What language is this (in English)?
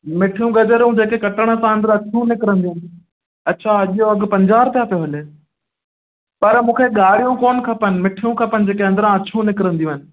Sindhi